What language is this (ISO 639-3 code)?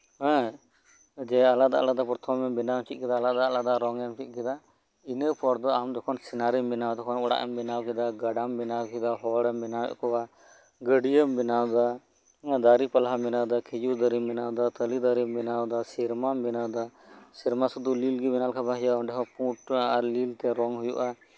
sat